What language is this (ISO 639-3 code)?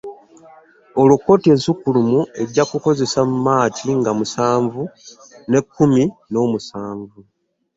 lug